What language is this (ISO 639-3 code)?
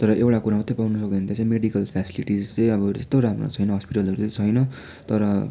nep